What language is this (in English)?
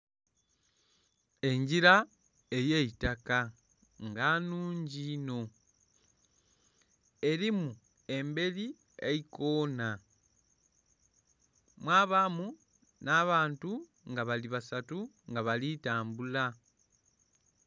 Soga